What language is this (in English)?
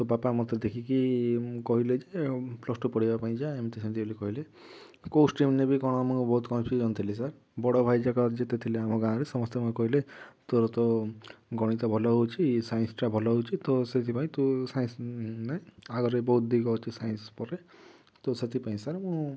Odia